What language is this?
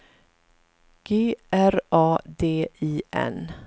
Swedish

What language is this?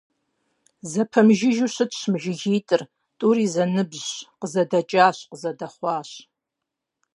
Kabardian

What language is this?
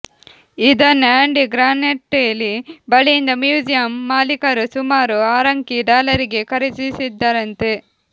Kannada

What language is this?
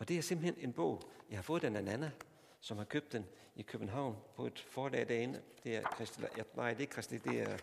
Danish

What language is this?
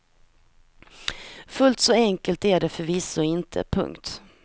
Swedish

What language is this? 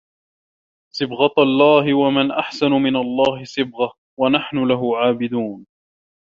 Arabic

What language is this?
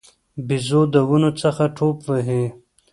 Pashto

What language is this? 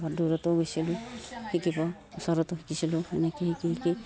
Assamese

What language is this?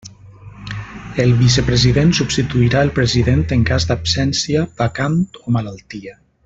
Catalan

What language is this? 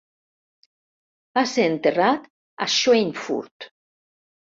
Catalan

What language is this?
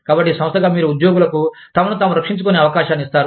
Telugu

